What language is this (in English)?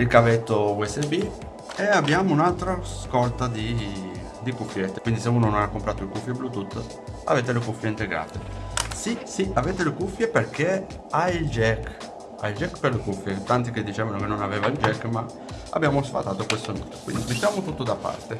Italian